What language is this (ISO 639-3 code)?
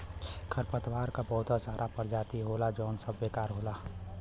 bho